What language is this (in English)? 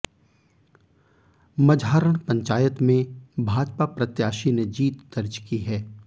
Hindi